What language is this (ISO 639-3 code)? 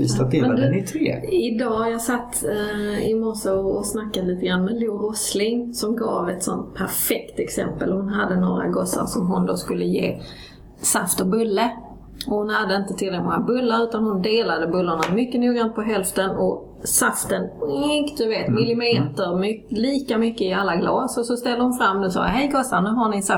swe